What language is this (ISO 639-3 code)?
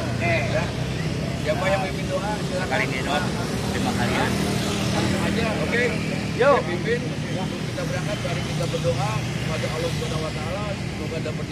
ind